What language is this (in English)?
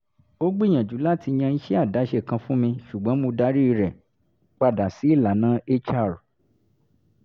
Yoruba